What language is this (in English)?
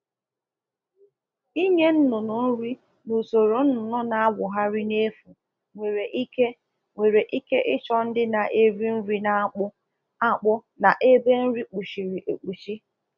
Igbo